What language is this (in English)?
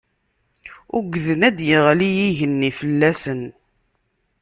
Kabyle